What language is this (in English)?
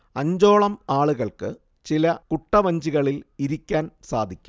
Malayalam